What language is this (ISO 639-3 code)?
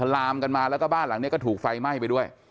tha